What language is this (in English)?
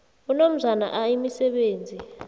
South Ndebele